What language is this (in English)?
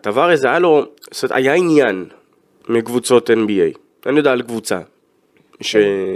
Hebrew